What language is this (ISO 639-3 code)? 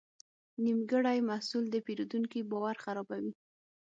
pus